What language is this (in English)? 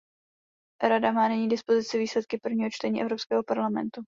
Czech